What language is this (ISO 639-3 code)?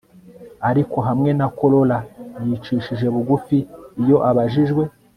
kin